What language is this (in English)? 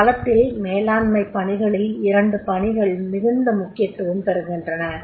Tamil